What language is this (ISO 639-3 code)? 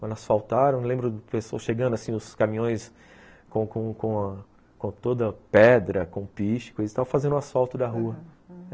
por